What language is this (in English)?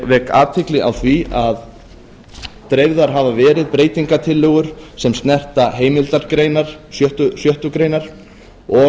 Icelandic